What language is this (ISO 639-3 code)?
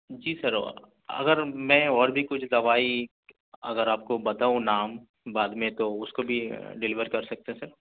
urd